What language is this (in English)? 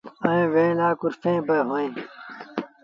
Sindhi Bhil